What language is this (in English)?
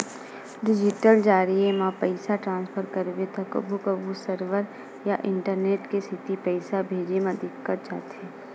Chhattisgarhi